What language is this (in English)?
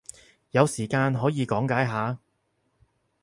Cantonese